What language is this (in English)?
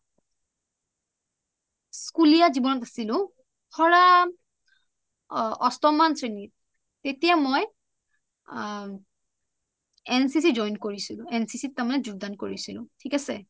Assamese